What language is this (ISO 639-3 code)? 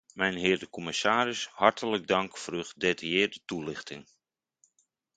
nld